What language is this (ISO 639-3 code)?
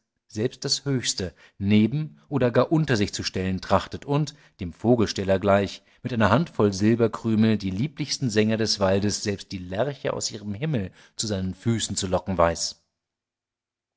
deu